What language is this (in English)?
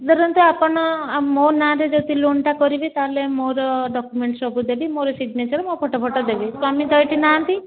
Odia